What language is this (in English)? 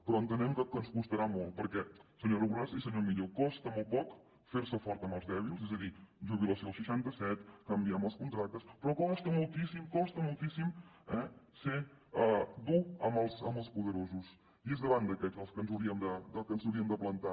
Catalan